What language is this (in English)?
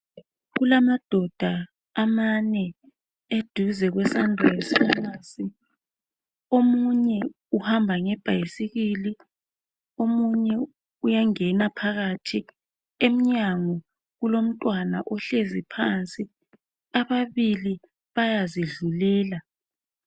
North Ndebele